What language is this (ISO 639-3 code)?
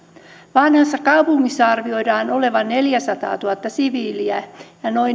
fin